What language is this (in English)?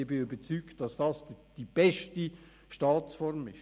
Swiss German